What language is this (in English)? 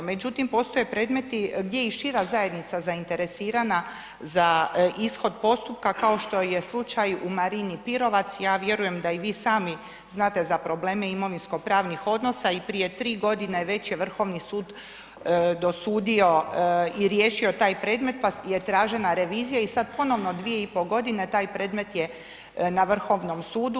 Croatian